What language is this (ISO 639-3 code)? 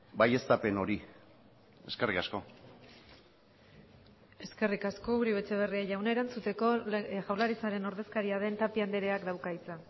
eus